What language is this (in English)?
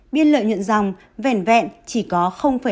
Vietnamese